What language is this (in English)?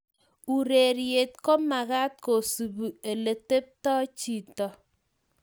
Kalenjin